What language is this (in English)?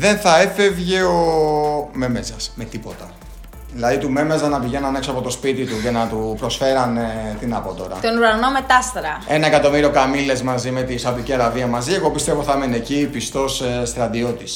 Greek